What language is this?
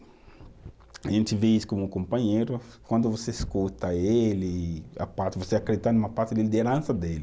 Portuguese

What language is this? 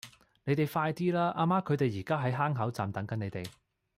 Cantonese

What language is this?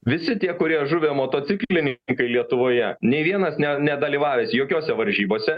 Lithuanian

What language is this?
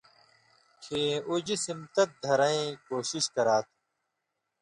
Indus Kohistani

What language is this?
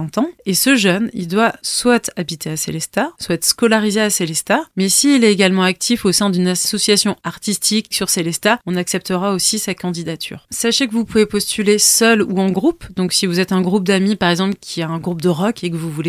French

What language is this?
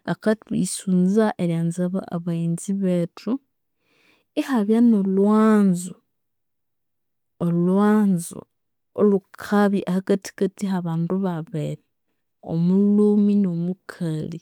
Konzo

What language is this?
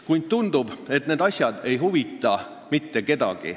Estonian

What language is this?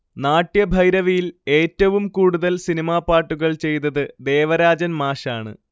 Malayalam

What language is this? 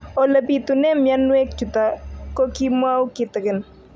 Kalenjin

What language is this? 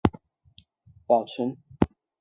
Chinese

